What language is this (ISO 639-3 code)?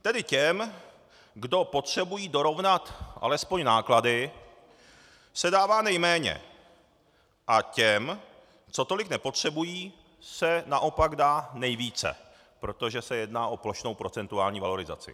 ces